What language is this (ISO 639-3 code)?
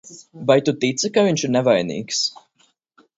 lav